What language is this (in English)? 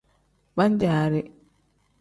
Tem